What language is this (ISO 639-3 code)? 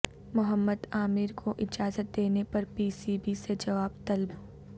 urd